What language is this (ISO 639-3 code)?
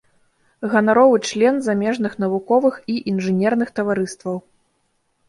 bel